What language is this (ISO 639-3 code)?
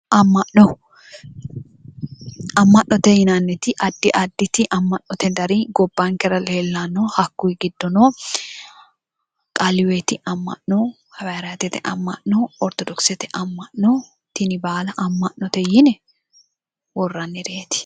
sid